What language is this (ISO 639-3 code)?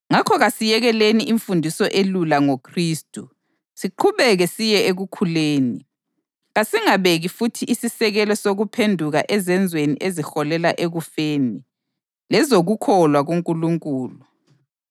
nde